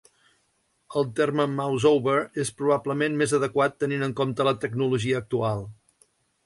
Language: Catalan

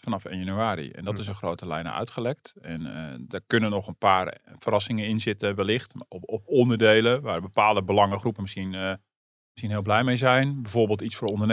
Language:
Dutch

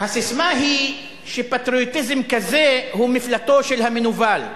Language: Hebrew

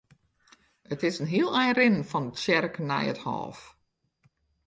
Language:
Western Frisian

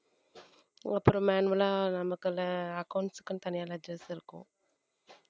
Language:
Tamil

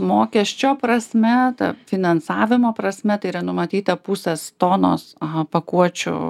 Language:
Lithuanian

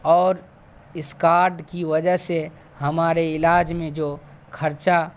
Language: Urdu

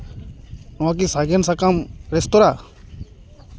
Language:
Santali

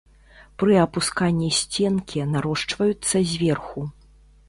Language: Belarusian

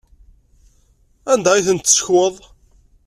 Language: Kabyle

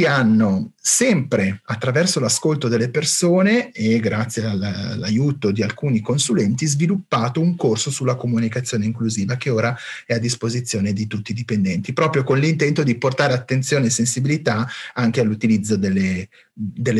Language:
Italian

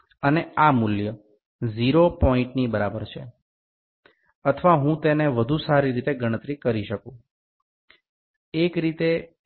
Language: Gujarati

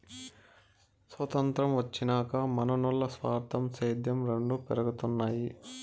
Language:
Telugu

